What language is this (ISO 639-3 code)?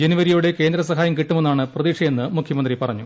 mal